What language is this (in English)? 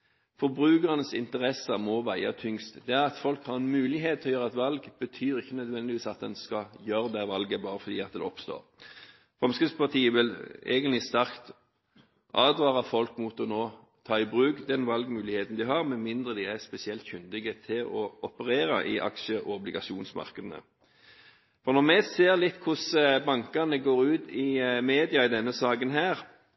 Norwegian Bokmål